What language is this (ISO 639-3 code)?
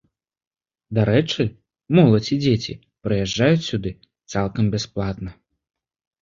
bel